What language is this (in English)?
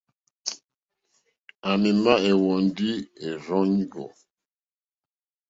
Mokpwe